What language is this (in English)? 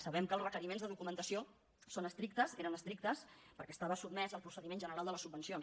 Catalan